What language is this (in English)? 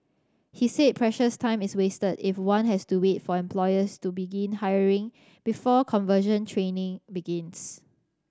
English